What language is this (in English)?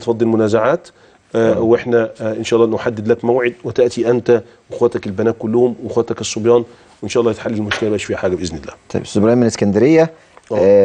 Arabic